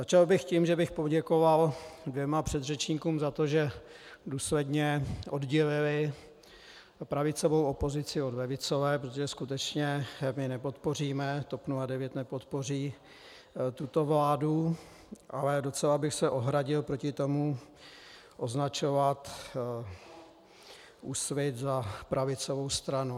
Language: Czech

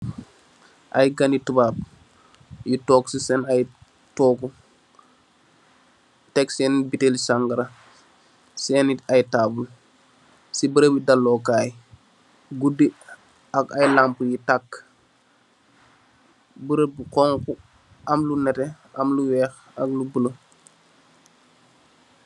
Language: Wolof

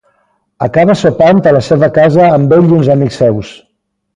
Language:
Catalan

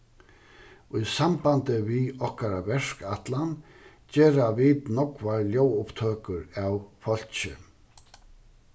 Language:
Faroese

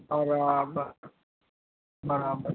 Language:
Gujarati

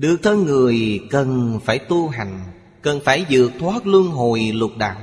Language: Vietnamese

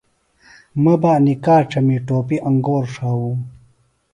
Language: Phalura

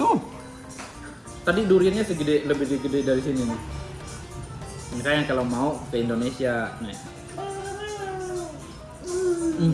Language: Indonesian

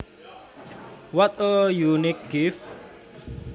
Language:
Javanese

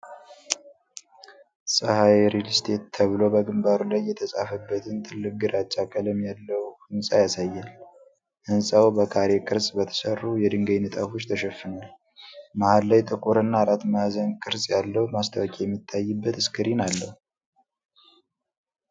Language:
Amharic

